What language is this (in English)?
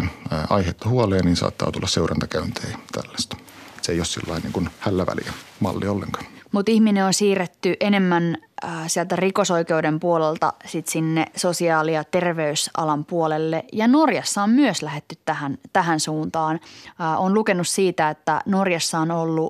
Finnish